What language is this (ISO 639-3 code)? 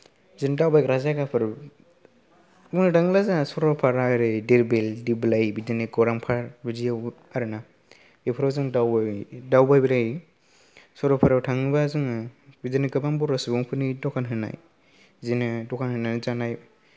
brx